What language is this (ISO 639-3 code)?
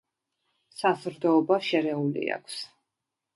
kat